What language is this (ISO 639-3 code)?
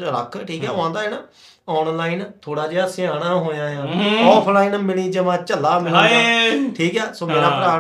pan